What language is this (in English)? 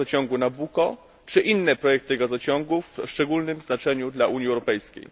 Polish